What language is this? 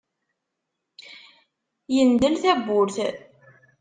Kabyle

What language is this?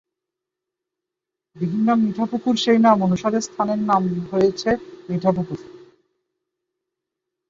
Bangla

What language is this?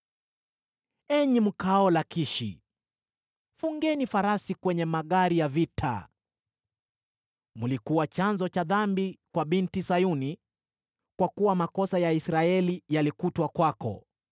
Swahili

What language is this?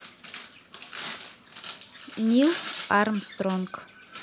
Russian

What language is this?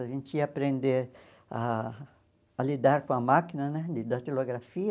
Portuguese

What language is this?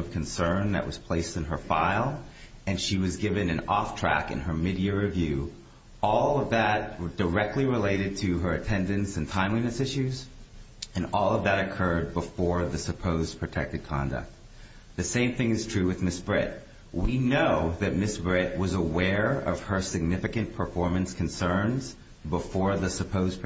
English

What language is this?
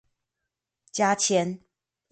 Chinese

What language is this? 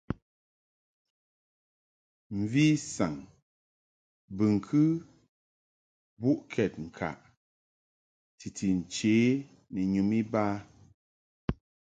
Mungaka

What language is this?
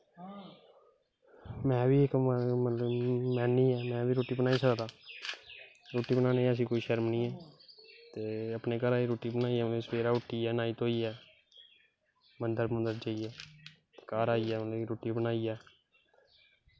Dogri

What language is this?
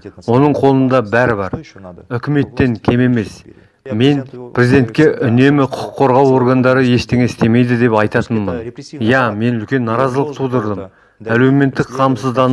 Kazakh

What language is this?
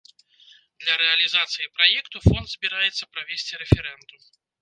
Belarusian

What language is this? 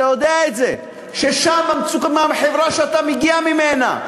Hebrew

